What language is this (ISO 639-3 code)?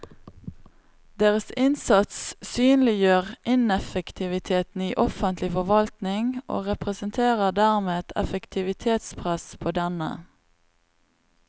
nor